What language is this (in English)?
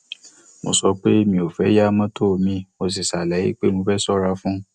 Yoruba